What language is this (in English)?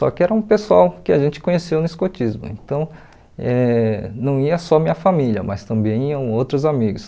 Portuguese